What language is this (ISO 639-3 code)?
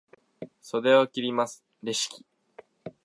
jpn